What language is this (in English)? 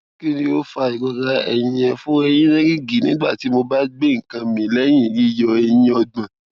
Yoruba